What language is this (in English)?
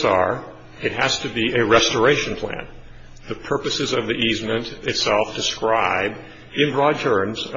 English